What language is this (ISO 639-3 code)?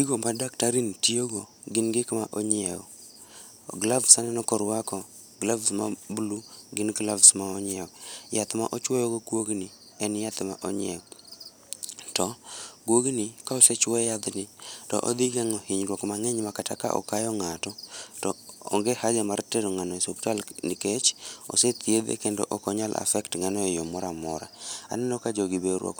luo